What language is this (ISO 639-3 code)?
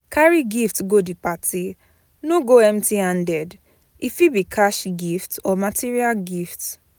pcm